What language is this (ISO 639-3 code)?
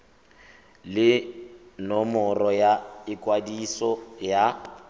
tsn